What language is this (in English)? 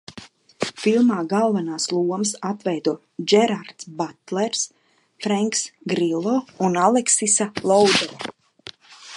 Latvian